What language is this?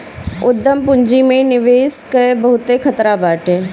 Bhojpuri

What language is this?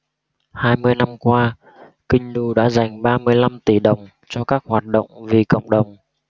Vietnamese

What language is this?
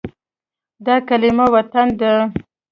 Pashto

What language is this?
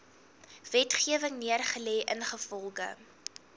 Afrikaans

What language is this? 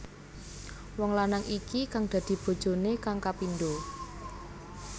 Javanese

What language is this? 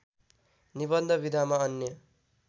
Nepali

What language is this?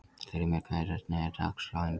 Icelandic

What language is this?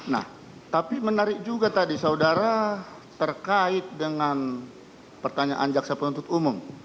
Indonesian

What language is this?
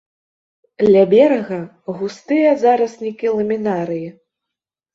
Belarusian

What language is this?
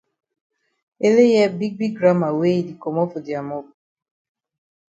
Cameroon Pidgin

